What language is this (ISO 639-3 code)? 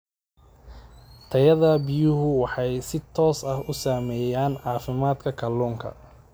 som